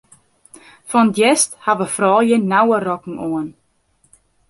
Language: Western Frisian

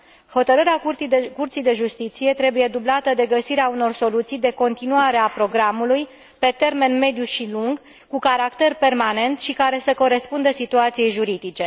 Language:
Romanian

